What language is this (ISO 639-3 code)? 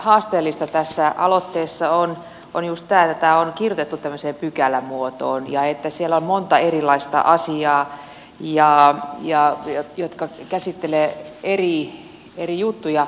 fin